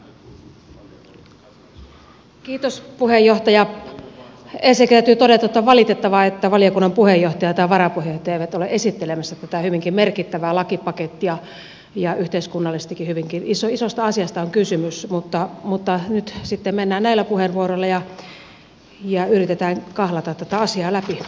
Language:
Finnish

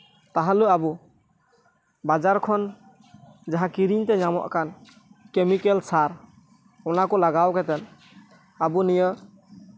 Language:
Santali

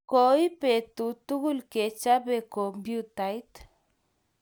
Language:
Kalenjin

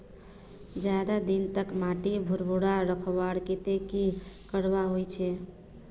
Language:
Magahi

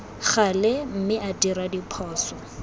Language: Tswana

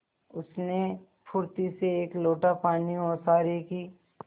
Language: Hindi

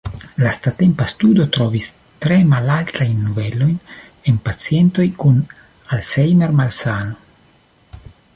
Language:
Esperanto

